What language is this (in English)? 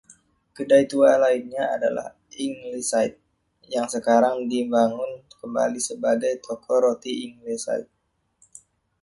Indonesian